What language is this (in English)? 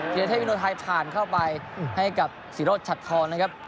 Thai